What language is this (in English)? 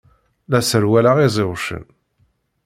Kabyle